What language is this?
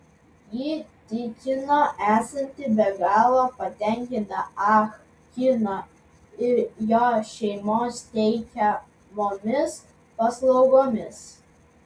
Lithuanian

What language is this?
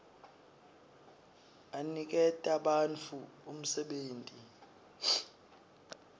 Swati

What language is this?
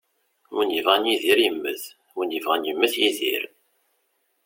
Kabyle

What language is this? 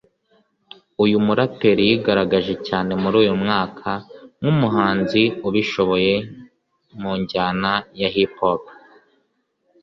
Kinyarwanda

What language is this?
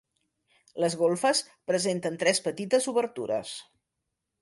Catalan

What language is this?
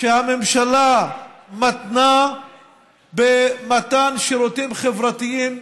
Hebrew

